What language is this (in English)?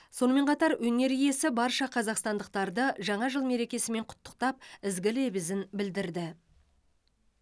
Kazakh